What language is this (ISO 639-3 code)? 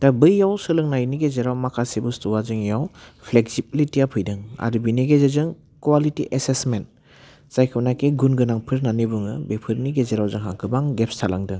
brx